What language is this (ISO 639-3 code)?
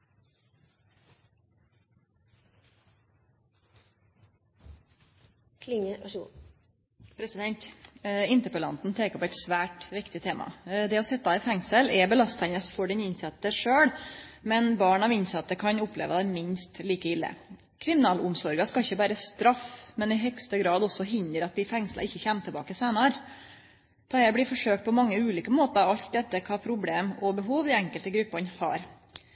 nno